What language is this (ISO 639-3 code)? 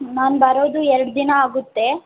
kan